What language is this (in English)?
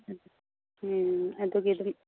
Manipuri